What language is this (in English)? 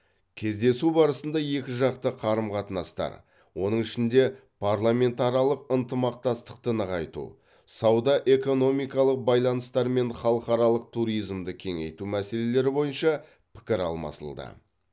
Kazakh